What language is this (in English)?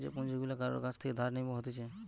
Bangla